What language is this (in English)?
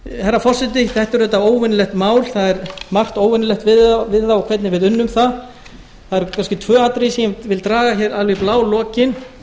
Icelandic